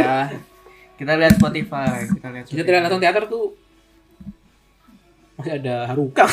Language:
Indonesian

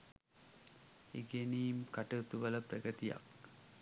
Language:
Sinhala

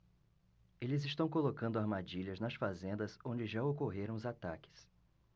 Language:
Portuguese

